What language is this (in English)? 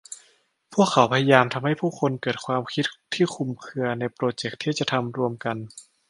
Thai